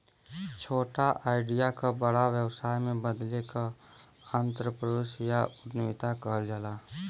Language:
Bhojpuri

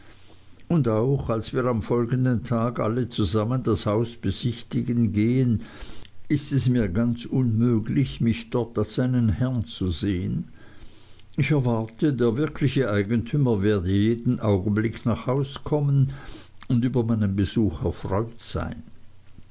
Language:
German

